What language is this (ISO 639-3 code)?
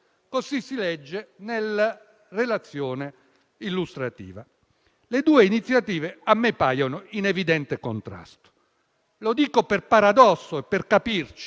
ita